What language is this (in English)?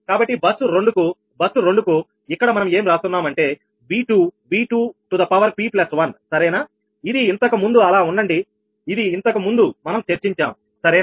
Telugu